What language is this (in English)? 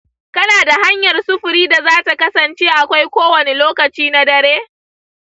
Hausa